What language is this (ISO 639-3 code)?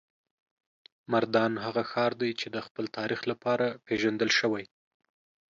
pus